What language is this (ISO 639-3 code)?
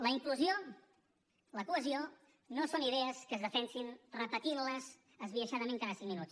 cat